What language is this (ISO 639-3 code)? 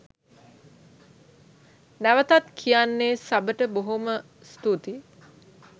sin